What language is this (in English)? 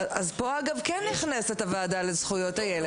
Hebrew